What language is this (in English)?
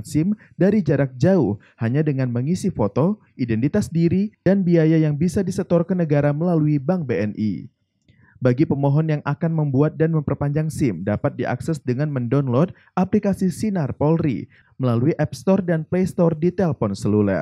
Indonesian